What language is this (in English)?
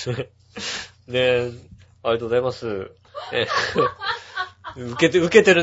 Japanese